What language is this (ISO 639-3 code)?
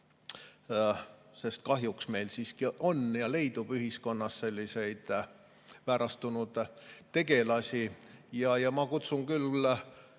est